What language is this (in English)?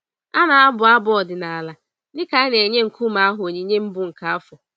Igbo